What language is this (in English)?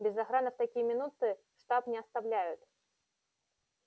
Russian